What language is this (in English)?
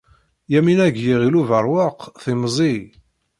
Kabyle